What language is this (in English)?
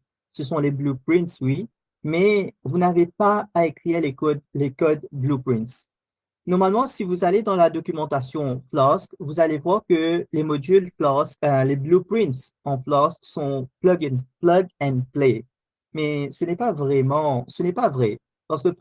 French